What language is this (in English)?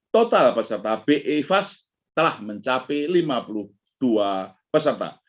Indonesian